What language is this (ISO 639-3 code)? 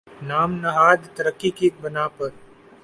urd